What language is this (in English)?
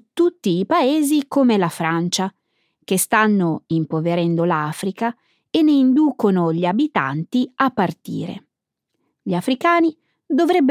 Italian